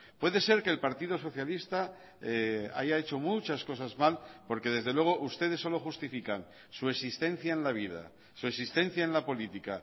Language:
Spanish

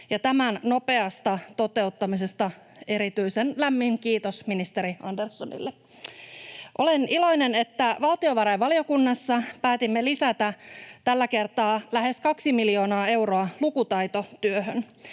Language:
Finnish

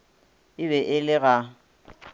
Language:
Northern Sotho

